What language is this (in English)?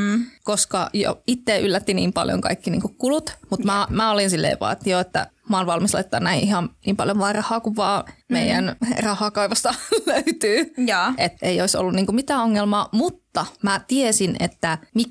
Finnish